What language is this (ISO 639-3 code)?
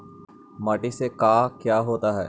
mag